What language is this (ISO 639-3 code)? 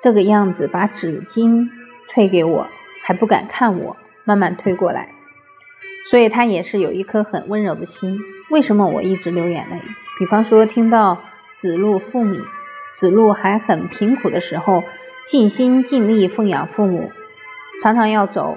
zho